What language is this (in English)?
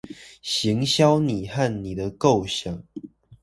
Chinese